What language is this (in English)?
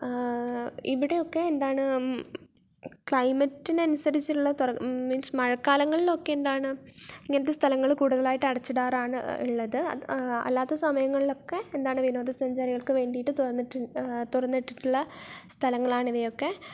Malayalam